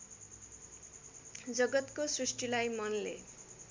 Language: Nepali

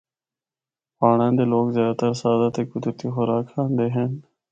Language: Northern Hindko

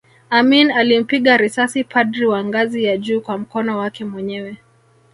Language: Swahili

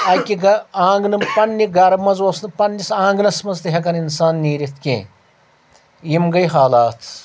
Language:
Kashmiri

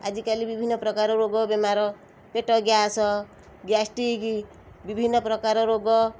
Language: Odia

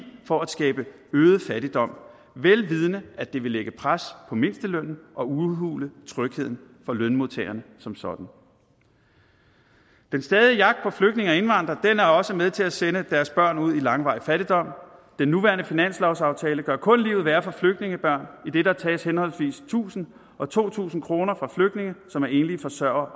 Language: Danish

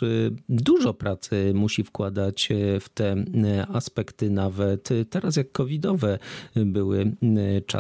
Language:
Polish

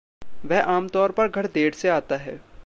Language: Hindi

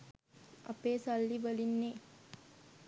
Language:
Sinhala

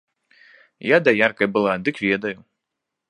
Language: Belarusian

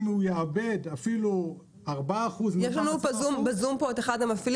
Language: Hebrew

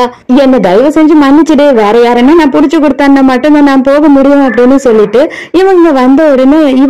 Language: Tamil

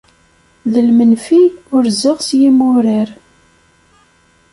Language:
Kabyle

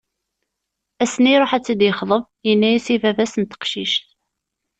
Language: Kabyle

